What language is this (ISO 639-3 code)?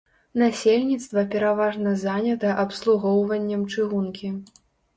bel